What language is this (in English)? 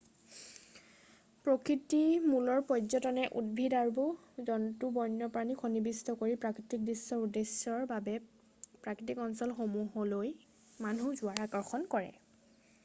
Assamese